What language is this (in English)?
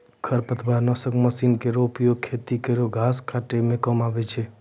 Maithili